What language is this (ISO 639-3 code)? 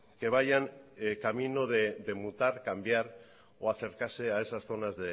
spa